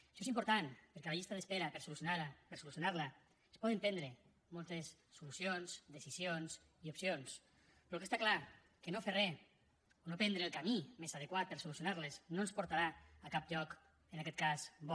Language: Catalan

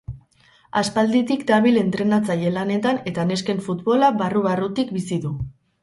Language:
Basque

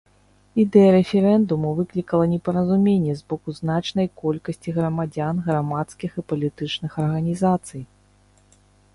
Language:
Belarusian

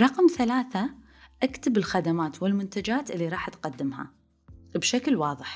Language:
Arabic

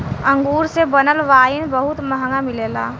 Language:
Bhojpuri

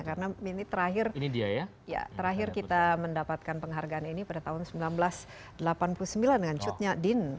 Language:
Indonesian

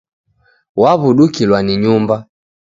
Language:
Taita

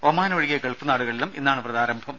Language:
Malayalam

